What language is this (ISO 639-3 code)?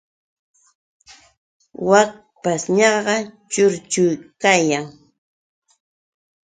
qux